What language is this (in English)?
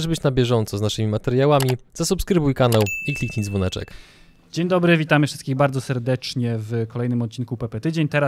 Polish